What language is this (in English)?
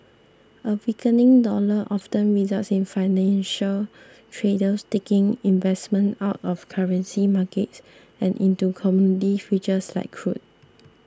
English